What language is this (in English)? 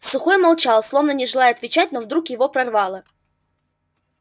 Russian